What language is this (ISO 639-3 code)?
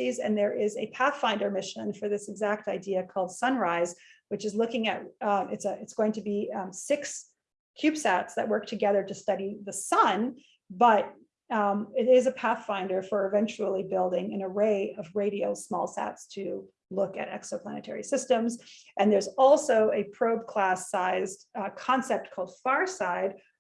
eng